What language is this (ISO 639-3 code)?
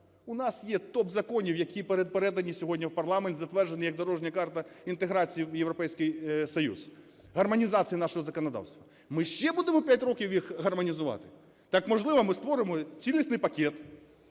ukr